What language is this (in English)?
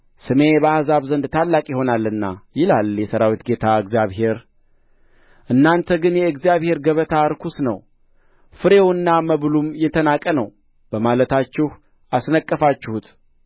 Amharic